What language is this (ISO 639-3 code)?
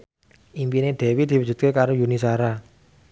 jav